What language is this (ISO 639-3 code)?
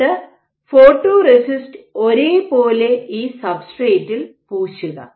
mal